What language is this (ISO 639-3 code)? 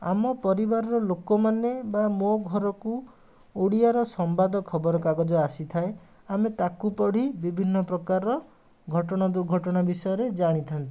ori